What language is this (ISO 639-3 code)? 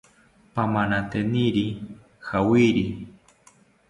cpy